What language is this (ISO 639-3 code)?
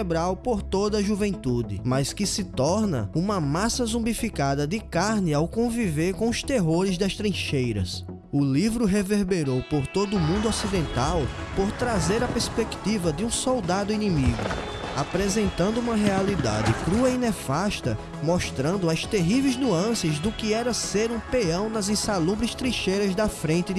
por